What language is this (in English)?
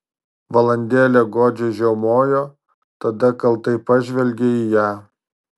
Lithuanian